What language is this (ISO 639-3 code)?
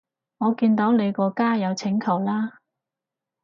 yue